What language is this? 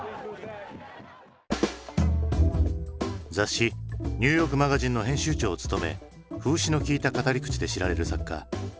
Japanese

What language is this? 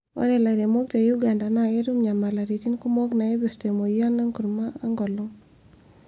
Masai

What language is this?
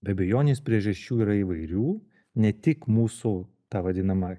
Lithuanian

